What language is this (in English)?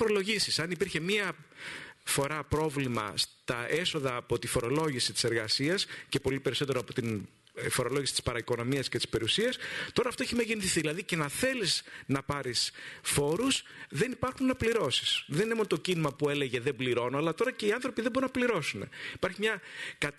Greek